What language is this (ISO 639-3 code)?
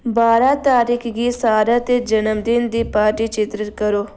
doi